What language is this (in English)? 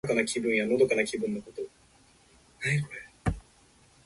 Japanese